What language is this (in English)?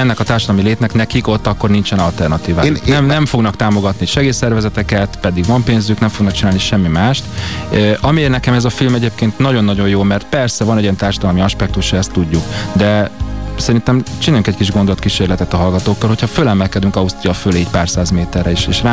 Hungarian